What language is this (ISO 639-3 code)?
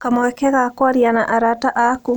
kik